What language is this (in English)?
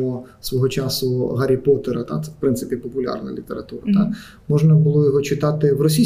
Ukrainian